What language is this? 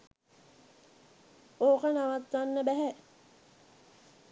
Sinhala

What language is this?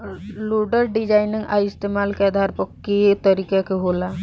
Bhojpuri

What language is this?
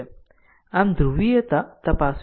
Gujarati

